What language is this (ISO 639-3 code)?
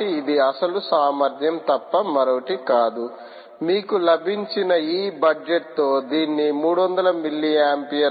tel